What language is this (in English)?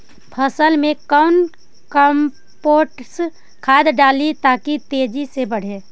Magahi